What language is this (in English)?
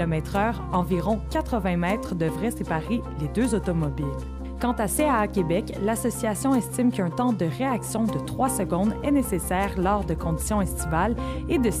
French